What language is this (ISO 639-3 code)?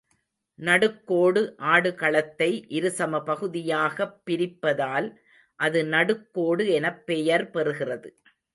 tam